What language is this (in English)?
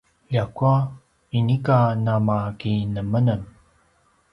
Paiwan